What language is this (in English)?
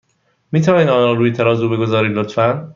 Persian